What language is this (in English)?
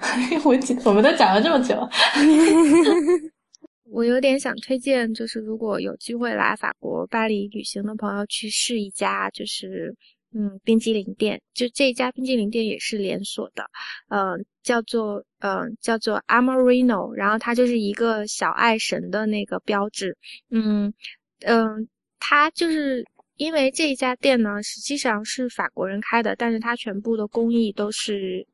Chinese